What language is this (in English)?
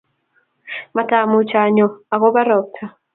Kalenjin